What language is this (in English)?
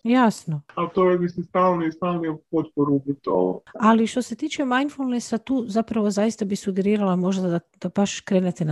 Croatian